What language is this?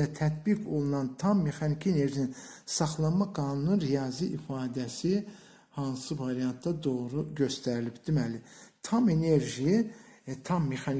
Turkish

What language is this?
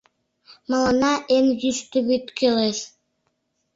Mari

